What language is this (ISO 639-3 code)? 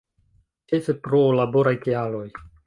epo